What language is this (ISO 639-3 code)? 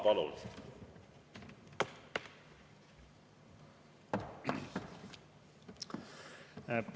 est